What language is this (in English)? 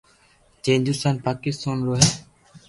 Loarki